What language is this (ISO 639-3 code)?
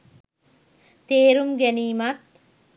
sin